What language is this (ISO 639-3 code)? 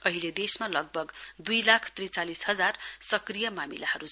nep